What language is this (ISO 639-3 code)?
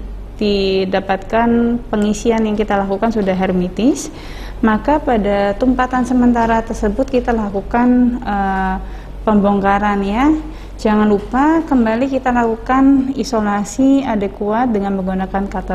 ind